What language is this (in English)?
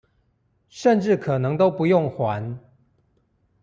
Chinese